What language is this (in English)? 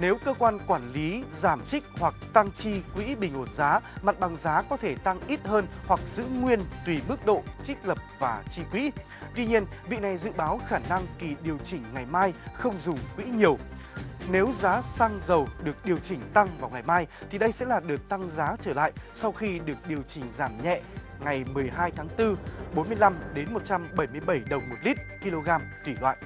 Vietnamese